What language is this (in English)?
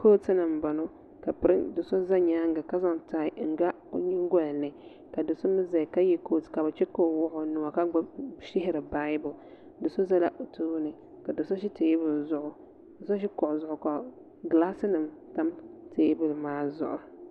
Dagbani